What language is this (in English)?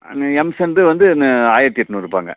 Tamil